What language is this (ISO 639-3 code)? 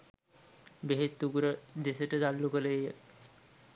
sin